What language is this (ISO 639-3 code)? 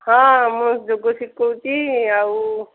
ori